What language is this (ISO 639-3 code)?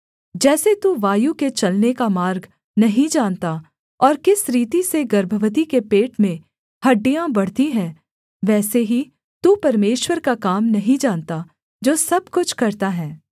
hin